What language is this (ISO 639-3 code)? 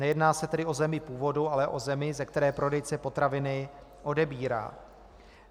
ces